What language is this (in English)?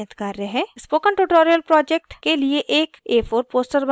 Hindi